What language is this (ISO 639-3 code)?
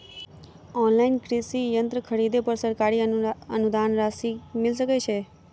mai